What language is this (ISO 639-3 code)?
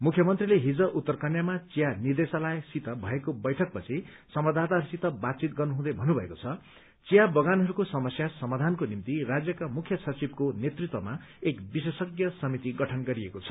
nep